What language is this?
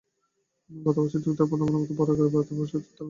Bangla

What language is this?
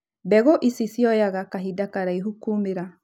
Kikuyu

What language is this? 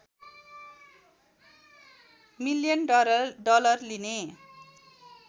Nepali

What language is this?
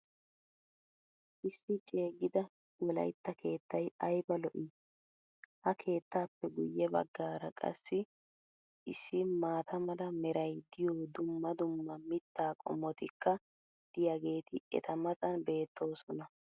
Wolaytta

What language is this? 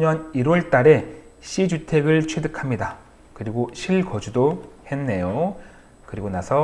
Korean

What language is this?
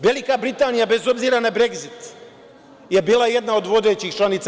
Serbian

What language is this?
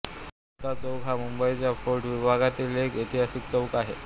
Marathi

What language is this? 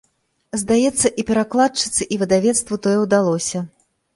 Belarusian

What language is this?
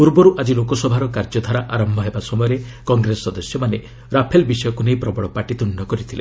Odia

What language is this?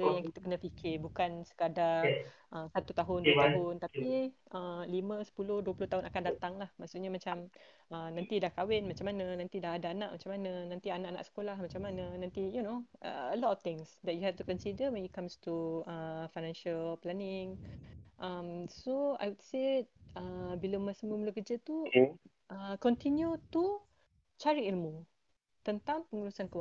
Malay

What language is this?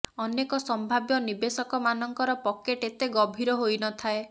Odia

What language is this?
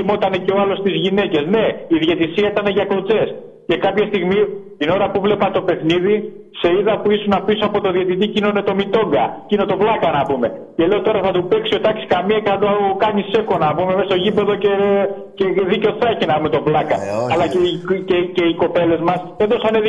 Greek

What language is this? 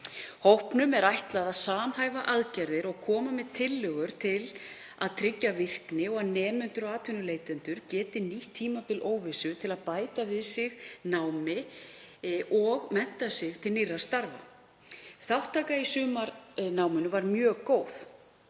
Icelandic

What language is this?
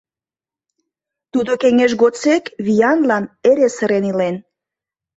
Mari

